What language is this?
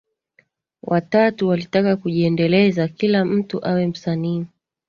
Swahili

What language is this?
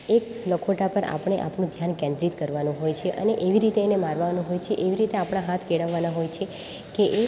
Gujarati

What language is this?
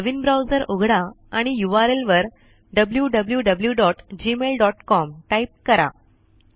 Marathi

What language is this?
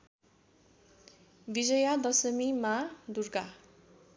Nepali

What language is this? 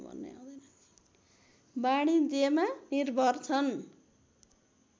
Nepali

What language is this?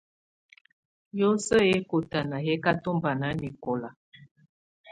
Tunen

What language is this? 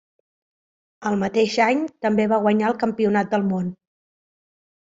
Catalan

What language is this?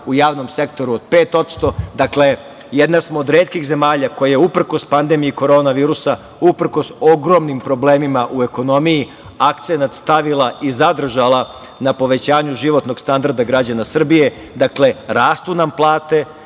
Serbian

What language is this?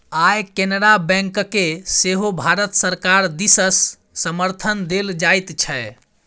Maithili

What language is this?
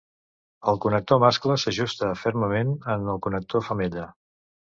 Catalan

